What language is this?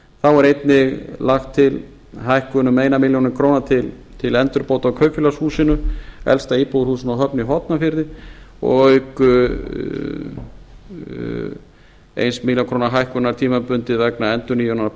Icelandic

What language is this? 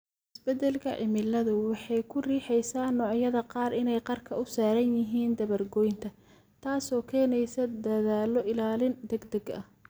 Somali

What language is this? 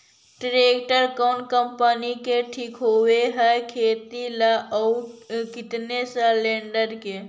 Magahi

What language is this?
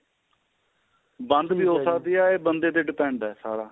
Punjabi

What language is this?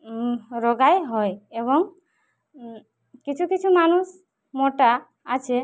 Bangla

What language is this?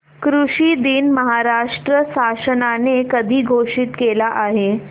Marathi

